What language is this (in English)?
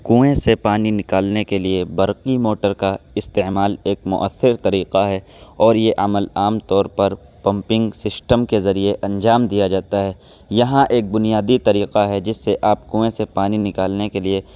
Urdu